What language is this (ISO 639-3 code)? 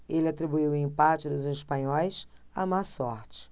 por